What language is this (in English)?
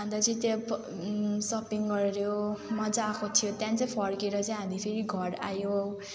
Nepali